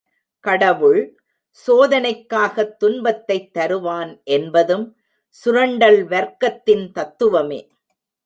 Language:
Tamil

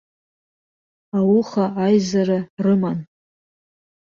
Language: Abkhazian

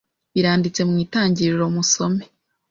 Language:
Kinyarwanda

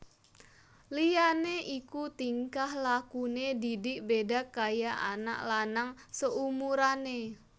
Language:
Javanese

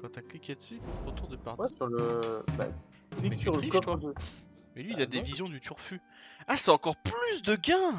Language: French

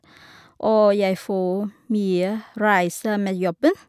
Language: Norwegian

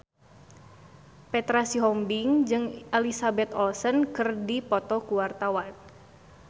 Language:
Sundanese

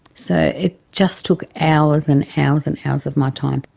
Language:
English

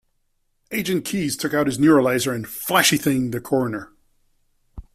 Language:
English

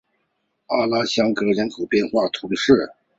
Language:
Chinese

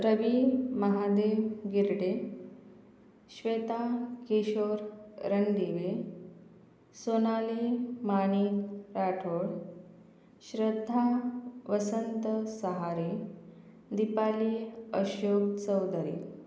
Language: Marathi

